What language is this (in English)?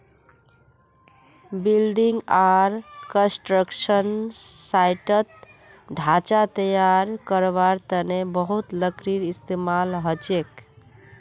Magahi